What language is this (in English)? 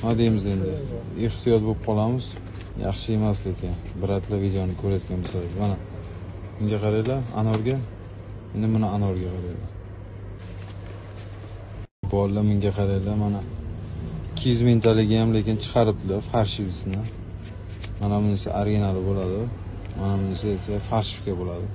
Turkish